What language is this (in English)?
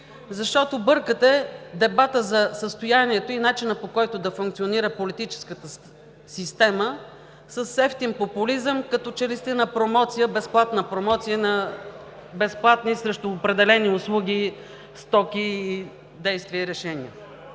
Bulgarian